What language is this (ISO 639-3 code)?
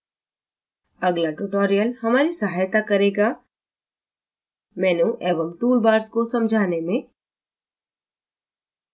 hin